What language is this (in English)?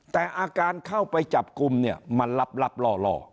Thai